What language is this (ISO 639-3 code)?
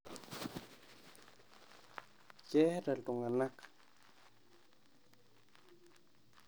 mas